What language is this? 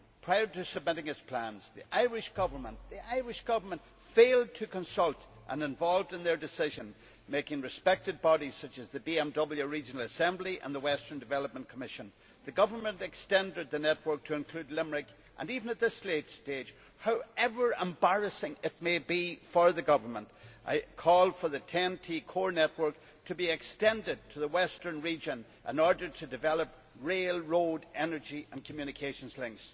English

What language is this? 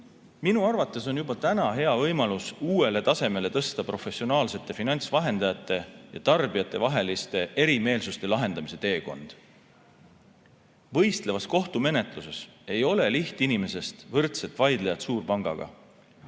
Estonian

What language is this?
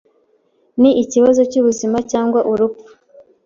Kinyarwanda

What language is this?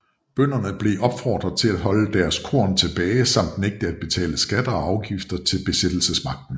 Danish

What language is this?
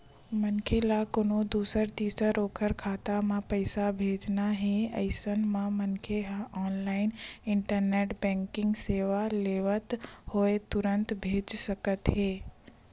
Chhattisgarhi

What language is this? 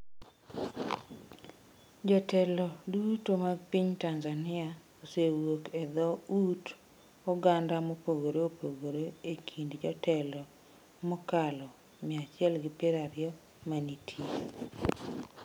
Luo (Kenya and Tanzania)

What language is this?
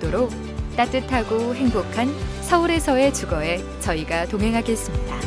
Korean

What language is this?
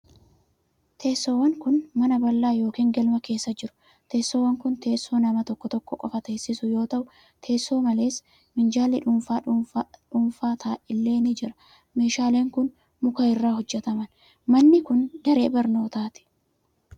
Oromo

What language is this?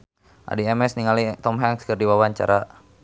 Sundanese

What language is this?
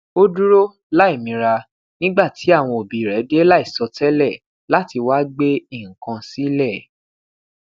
Yoruba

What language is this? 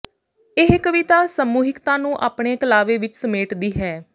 Punjabi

